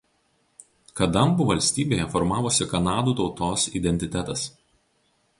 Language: Lithuanian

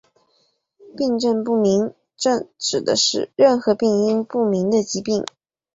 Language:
Chinese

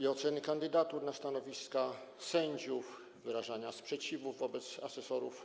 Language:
Polish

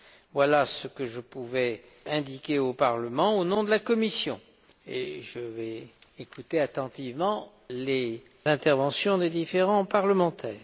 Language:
French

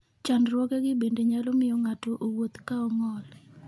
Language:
Luo (Kenya and Tanzania)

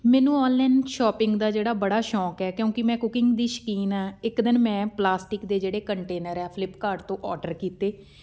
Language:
Punjabi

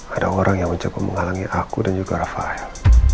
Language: Indonesian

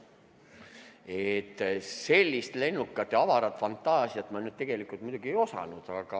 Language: Estonian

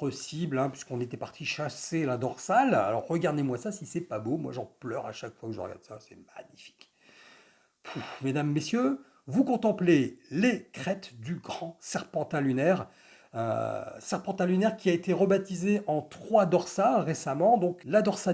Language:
French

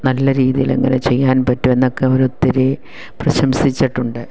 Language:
Malayalam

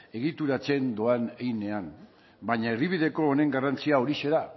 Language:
Basque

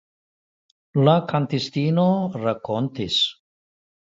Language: Esperanto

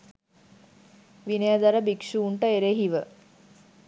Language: Sinhala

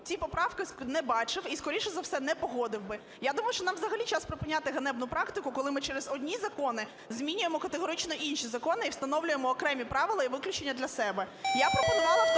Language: Ukrainian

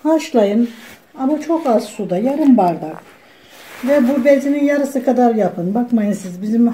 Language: Turkish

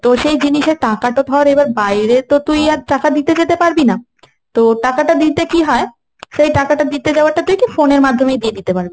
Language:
Bangla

